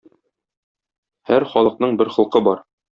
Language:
Tatar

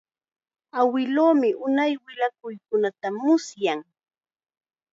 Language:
Chiquián Ancash Quechua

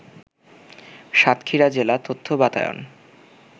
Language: Bangla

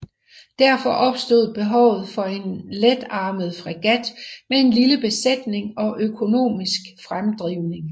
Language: Danish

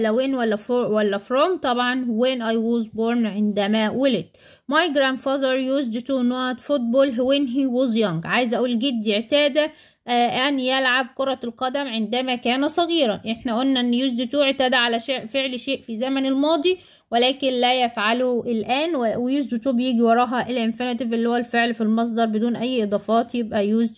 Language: Arabic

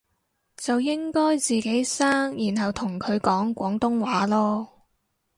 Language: Cantonese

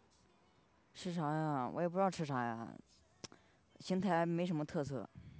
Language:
Chinese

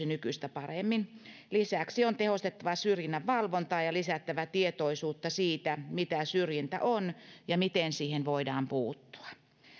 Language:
Finnish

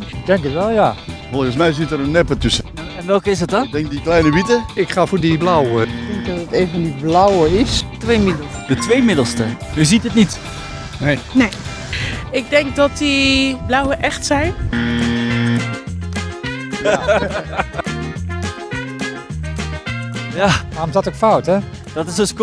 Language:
Dutch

